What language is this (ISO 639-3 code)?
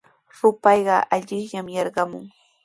qws